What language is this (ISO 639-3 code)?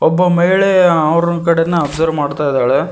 kan